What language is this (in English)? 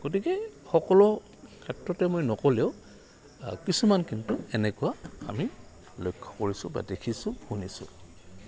Assamese